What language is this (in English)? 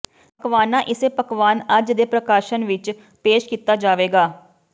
Punjabi